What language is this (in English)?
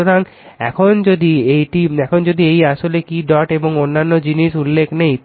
Bangla